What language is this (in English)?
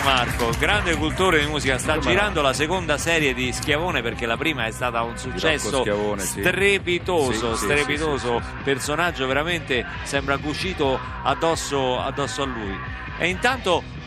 Italian